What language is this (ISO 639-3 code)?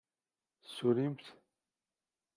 kab